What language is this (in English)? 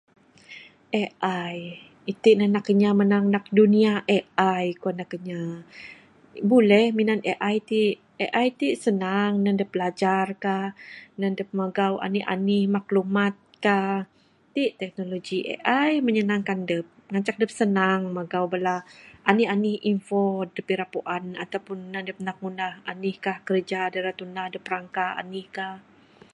Bukar-Sadung Bidayuh